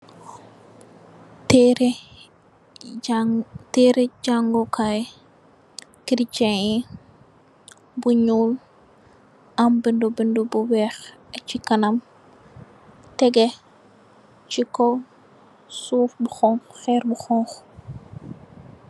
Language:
Wolof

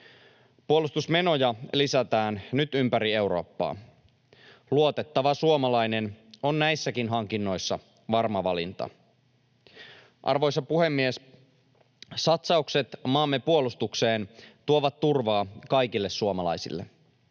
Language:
Finnish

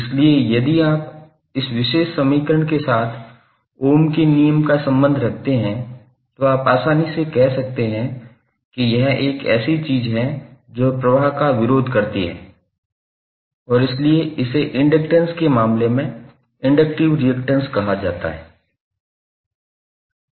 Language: Hindi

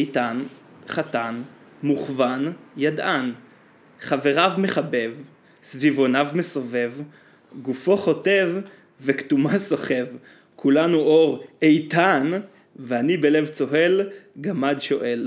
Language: Hebrew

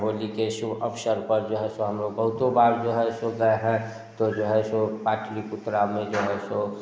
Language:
Hindi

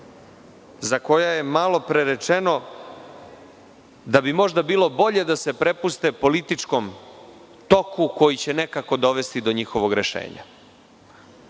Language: Serbian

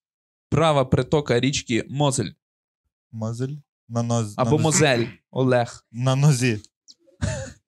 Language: Ukrainian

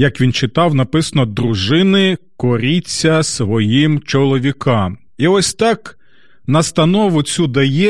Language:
Ukrainian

